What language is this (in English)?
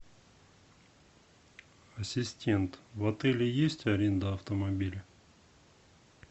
Russian